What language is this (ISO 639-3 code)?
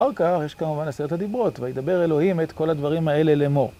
heb